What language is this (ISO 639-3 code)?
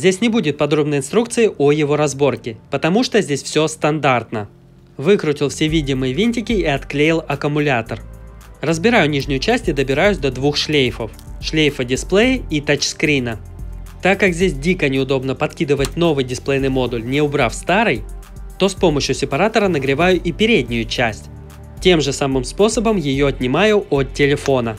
rus